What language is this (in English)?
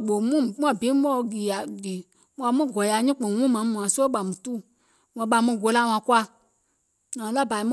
Gola